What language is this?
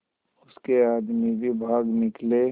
Hindi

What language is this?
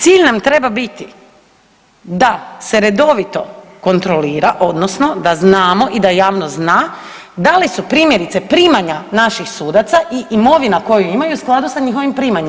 Croatian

